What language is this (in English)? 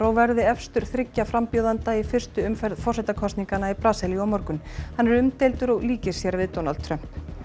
Icelandic